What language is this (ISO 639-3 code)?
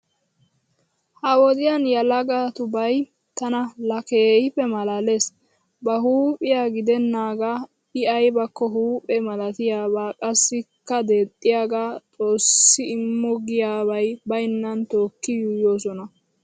wal